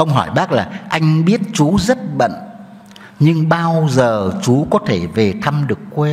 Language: Vietnamese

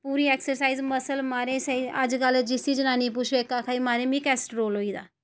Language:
Dogri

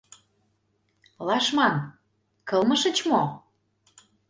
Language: Mari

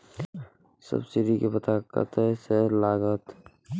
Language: Maithili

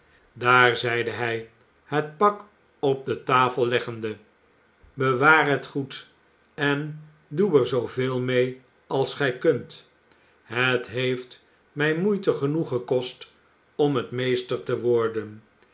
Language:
Dutch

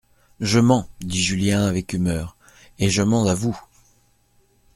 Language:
French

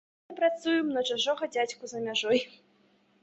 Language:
Belarusian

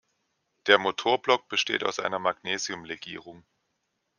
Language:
German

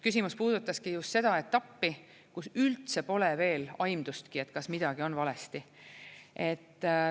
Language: Estonian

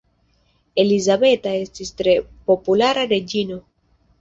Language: Esperanto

